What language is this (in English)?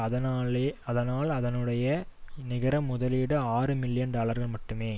Tamil